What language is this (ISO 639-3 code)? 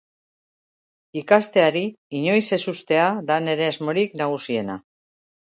eus